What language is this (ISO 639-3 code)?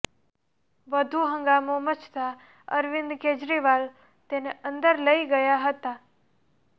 guj